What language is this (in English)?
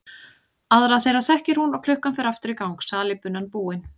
Icelandic